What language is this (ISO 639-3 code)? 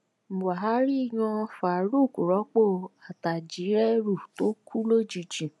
yor